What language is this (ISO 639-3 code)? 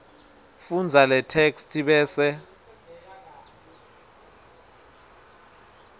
ssw